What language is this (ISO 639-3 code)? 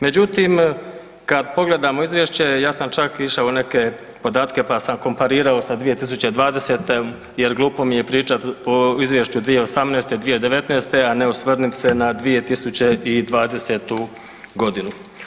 hrv